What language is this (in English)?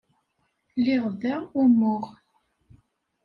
Kabyle